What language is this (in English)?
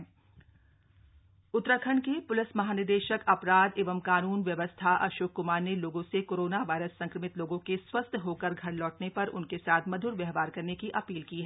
Hindi